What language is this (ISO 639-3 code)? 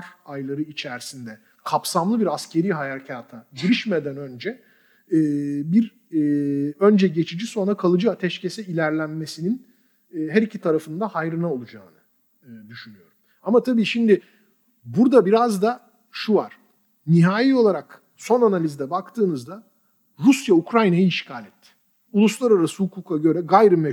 tur